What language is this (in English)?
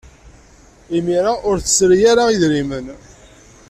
Kabyle